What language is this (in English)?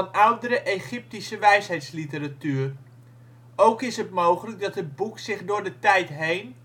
Dutch